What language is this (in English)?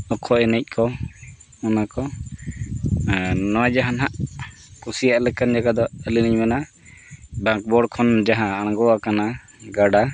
Santali